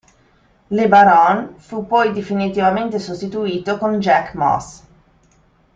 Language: Italian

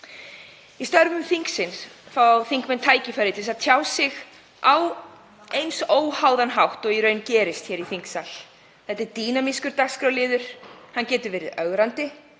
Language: Icelandic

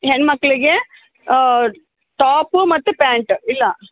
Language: Kannada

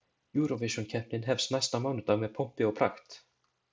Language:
Icelandic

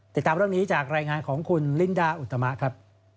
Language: Thai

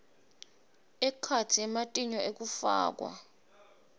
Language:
Swati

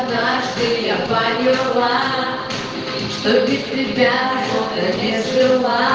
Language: Russian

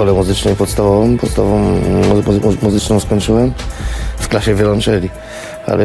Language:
Polish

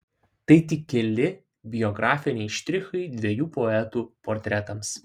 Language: Lithuanian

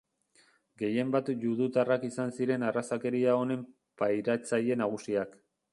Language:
Basque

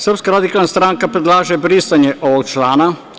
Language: Serbian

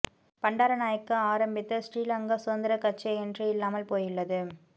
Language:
Tamil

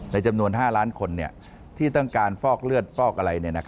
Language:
Thai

